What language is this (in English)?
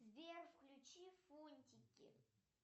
Russian